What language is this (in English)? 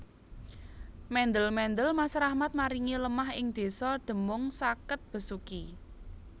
Javanese